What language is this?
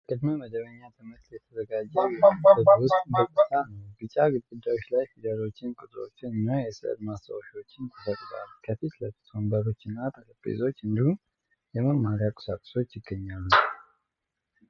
Amharic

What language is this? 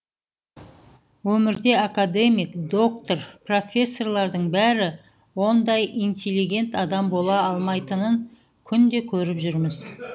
Kazakh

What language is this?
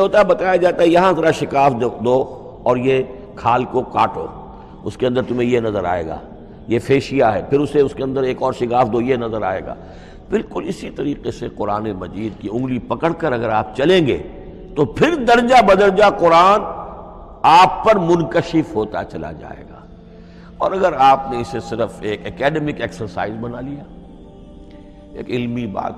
Urdu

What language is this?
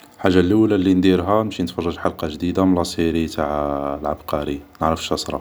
Algerian Arabic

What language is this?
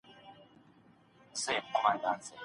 Pashto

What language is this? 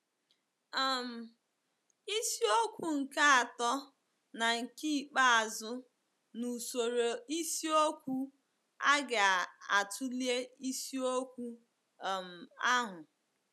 Igbo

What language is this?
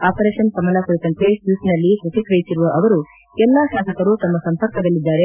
Kannada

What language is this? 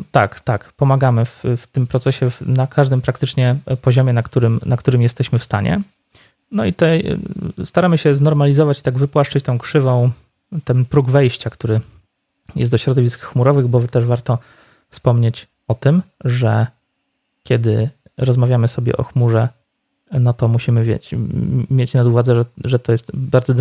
Polish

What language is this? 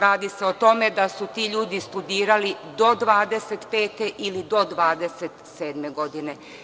Serbian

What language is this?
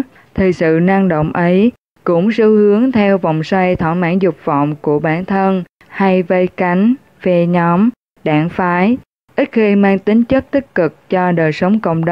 Vietnamese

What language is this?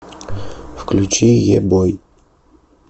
Russian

